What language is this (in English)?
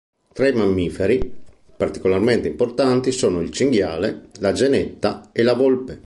Italian